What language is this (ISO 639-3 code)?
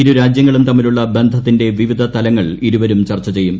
mal